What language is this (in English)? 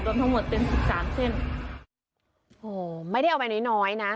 Thai